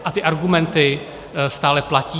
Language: Czech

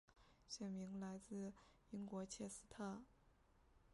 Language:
Chinese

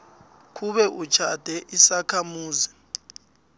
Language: South Ndebele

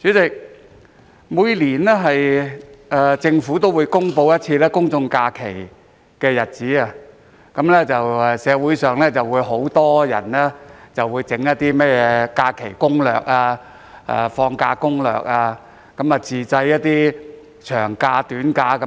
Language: Cantonese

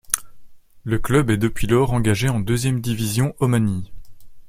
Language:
French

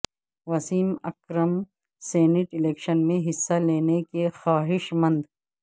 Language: Urdu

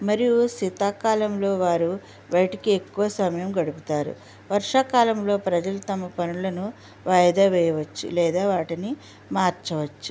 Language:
Telugu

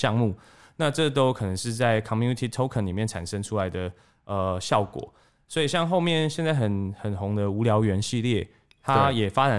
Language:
Chinese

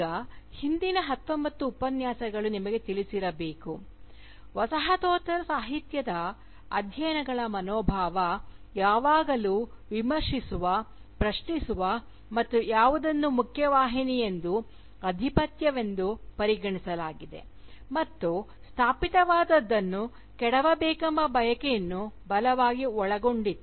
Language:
Kannada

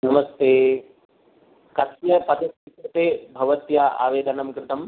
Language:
Sanskrit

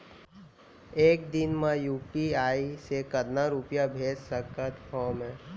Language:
Chhattisgarhi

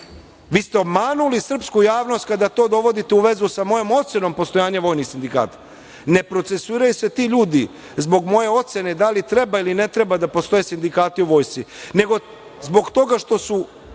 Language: Serbian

